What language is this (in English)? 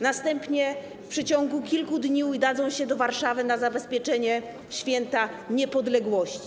Polish